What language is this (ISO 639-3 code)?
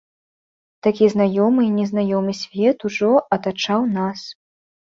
bel